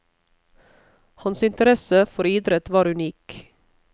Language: Norwegian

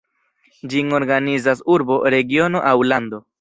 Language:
Esperanto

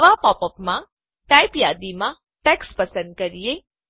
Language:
Gujarati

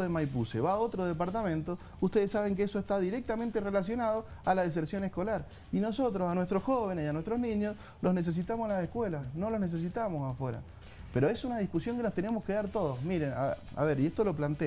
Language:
Spanish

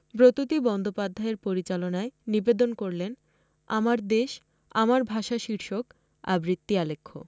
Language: Bangla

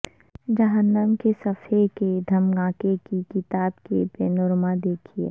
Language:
Urdu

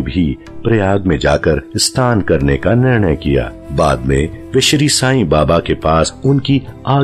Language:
Hindi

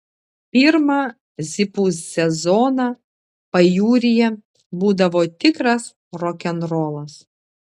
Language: Lithuanian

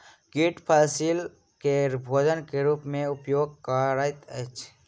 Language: Maithili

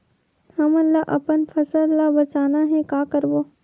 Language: Chhattisgarhi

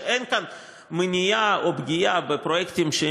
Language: Hebrew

